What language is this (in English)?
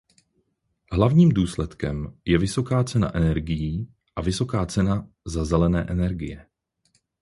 Czech